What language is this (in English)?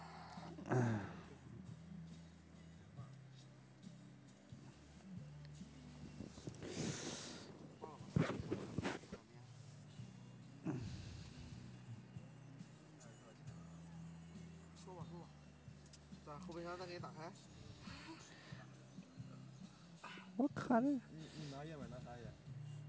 Chinese